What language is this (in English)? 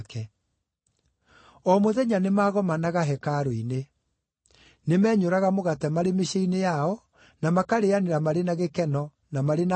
Kikuyu